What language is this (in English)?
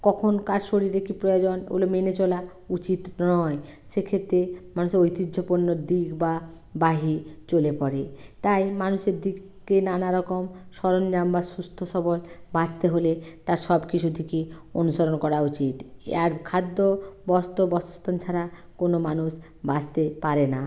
Bangla